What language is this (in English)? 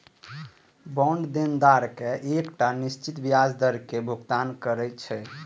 Maithili